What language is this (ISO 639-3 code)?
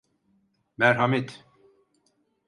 tur